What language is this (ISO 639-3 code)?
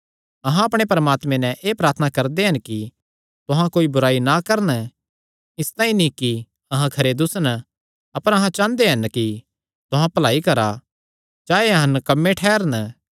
xnr